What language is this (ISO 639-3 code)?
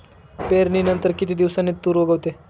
mar